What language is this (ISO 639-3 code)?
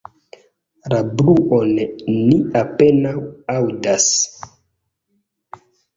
epo